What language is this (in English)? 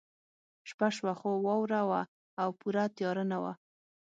Pashto